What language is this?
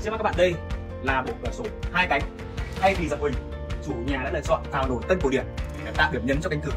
Vietnamese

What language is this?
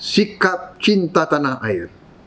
Indonesian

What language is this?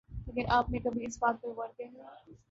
Urdu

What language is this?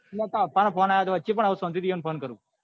Gujarati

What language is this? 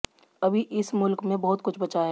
Hindi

